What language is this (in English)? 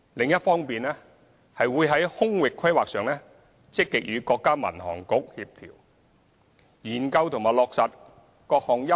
Cantonese